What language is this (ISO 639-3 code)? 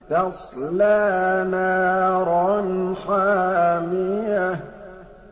ara